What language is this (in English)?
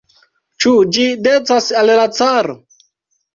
Esperanto